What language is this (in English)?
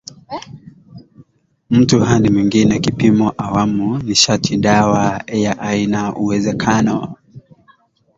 Swahili